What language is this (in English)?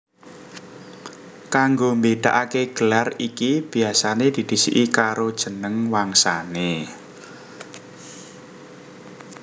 Javanese